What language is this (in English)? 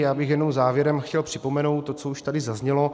Czech